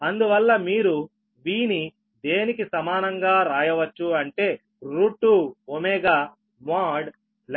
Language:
Telugu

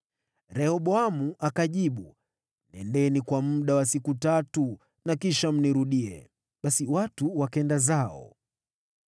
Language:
Swahili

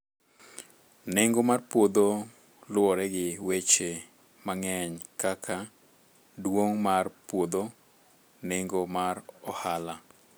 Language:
Luo (Kenya and Tanzania)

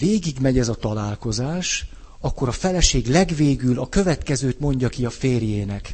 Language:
Hungarian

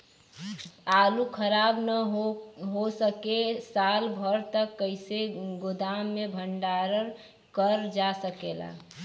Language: Bhojpuri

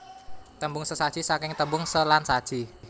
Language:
Javanese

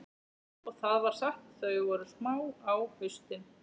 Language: Icelandic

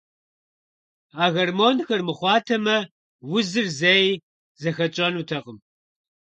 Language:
Kabardian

